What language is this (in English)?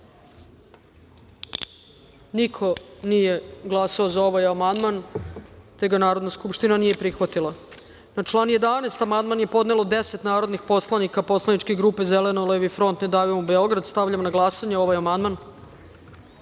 Serbian